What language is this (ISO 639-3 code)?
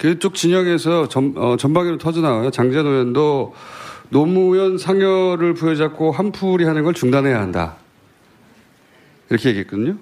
kor